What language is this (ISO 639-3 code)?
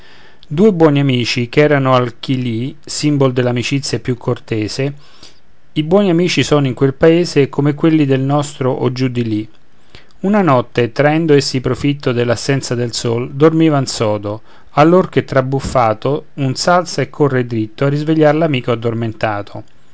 ita